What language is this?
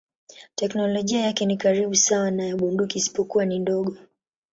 Swahili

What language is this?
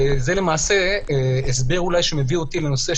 Hebrew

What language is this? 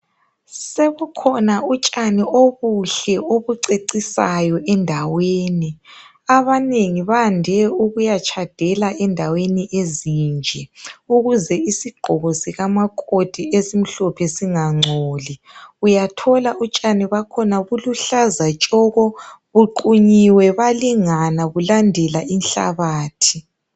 North Ndebele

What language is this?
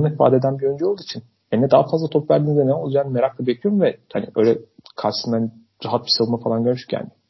Turkish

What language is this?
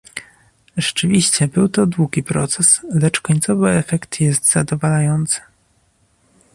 Polish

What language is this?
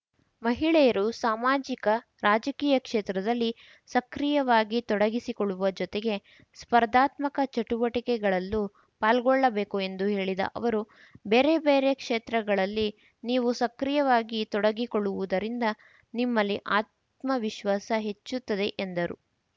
Kannada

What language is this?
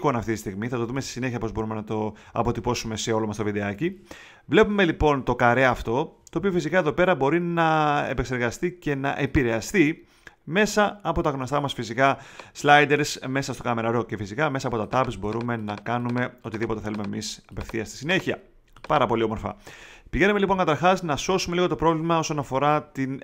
Greek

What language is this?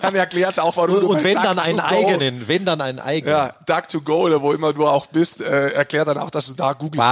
German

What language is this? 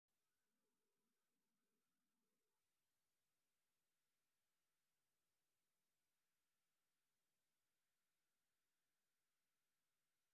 Somali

